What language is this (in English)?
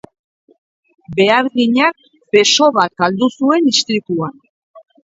Basque